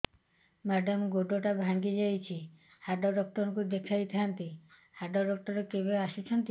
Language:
Odia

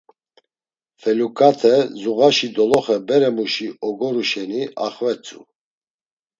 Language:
Laz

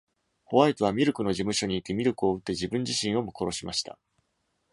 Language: Japanese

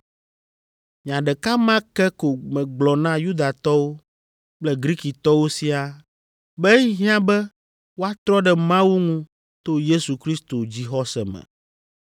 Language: Ewe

